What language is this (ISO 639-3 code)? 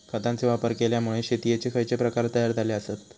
mar